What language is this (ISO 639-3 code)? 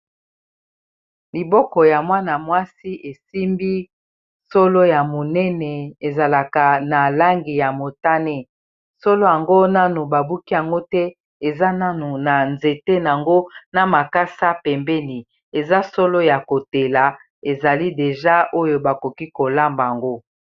lin